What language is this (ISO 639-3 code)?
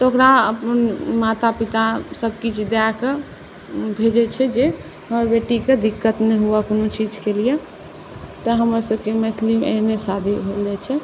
mai